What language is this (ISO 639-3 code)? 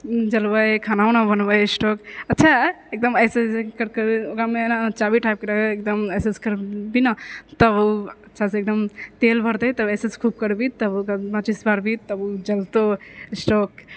mai